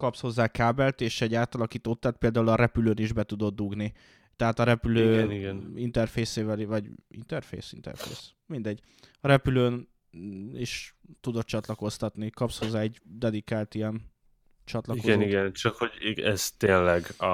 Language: Hungarian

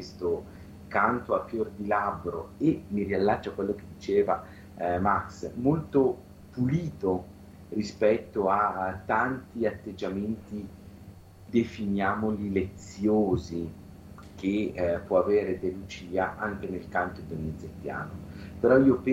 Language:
Italian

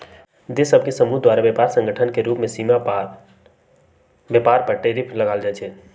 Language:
Magahi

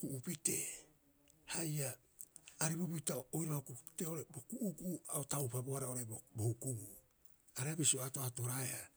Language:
Rapoisi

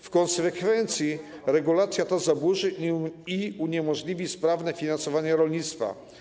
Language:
Polish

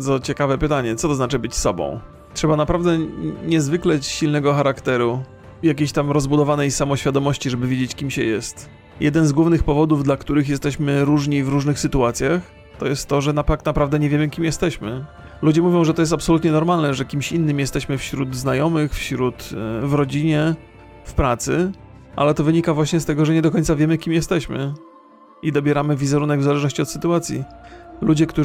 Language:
Polish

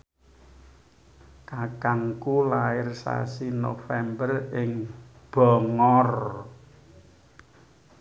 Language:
Javanese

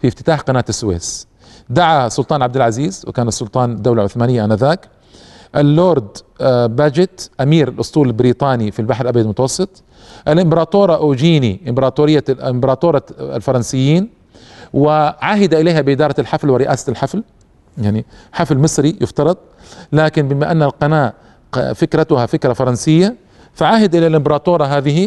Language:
Arabic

